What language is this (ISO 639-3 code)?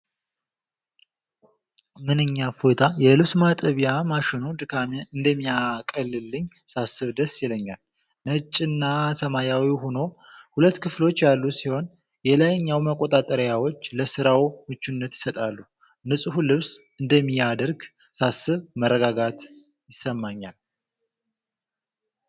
amh